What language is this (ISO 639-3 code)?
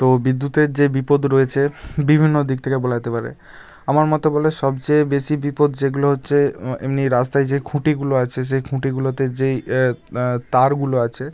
ben